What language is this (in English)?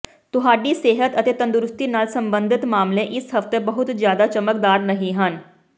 Punjabi